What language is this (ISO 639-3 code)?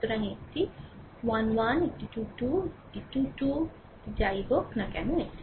ben